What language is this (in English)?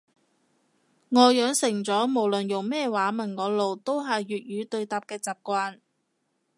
Cantonese